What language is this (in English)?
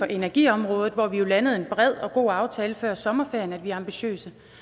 Danish